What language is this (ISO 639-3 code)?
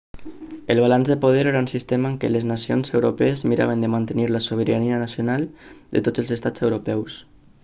cat